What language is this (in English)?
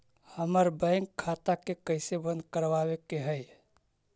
Magahi